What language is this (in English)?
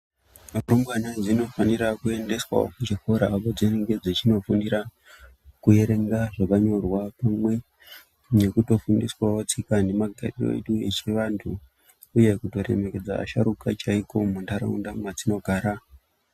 Ndau